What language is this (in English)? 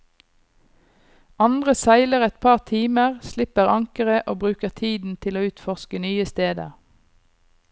Norwegian